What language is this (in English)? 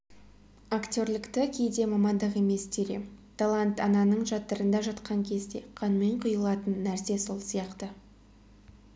Kazakh